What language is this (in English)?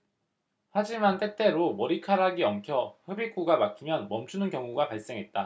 Korean